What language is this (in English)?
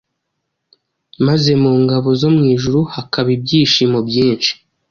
Kinyarwanda